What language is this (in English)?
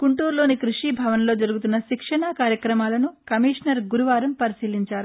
Telugu